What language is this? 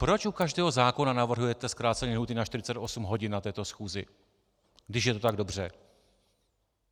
Czech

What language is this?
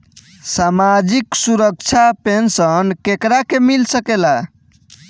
Bhojpuri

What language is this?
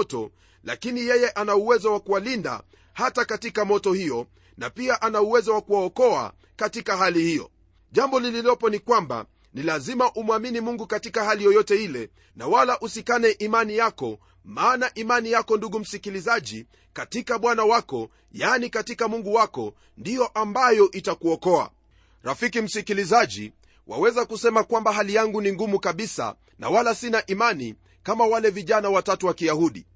Swahili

